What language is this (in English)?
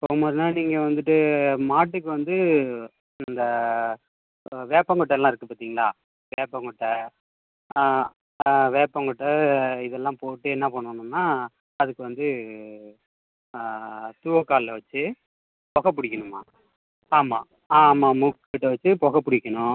Tamil